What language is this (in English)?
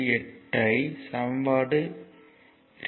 Tamil